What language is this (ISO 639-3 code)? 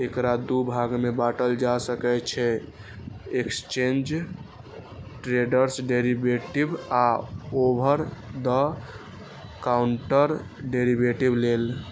mai